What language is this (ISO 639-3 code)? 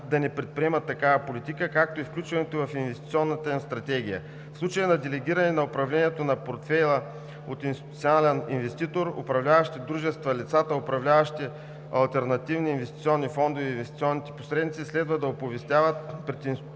bul